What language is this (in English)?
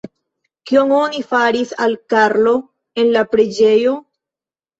Esperanto